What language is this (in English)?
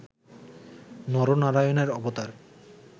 Bangla